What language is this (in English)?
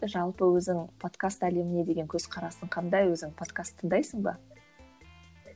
Kazakh